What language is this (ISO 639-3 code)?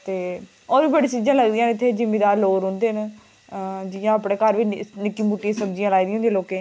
doi